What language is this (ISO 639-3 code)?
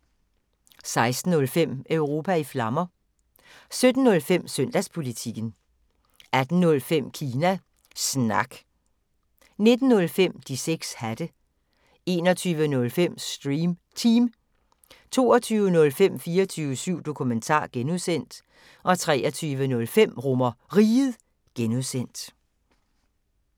dan